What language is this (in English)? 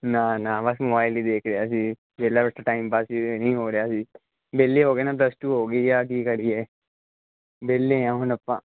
Punjabi